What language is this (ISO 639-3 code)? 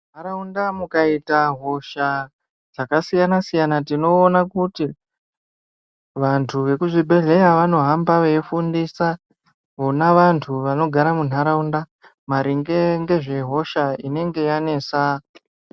ndc